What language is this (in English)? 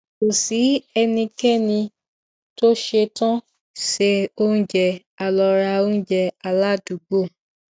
Yoruba